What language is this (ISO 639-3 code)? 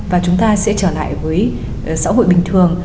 vie